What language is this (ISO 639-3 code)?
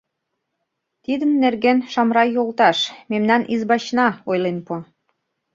chm